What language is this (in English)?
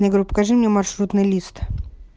Russian